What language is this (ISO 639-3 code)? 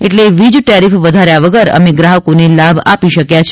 guj